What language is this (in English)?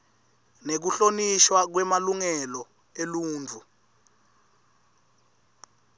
Swati